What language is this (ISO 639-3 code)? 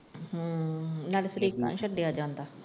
pan